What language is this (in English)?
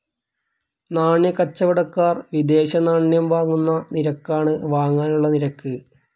Malayalam